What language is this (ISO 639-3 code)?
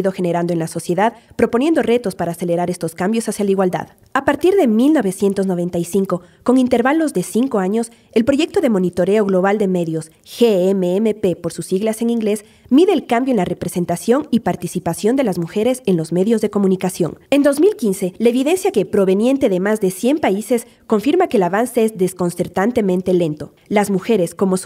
spa